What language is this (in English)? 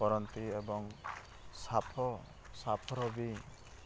Odia